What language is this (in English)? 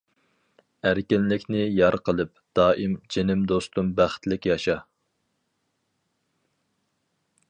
Uyghur